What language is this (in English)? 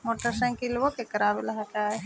Magahi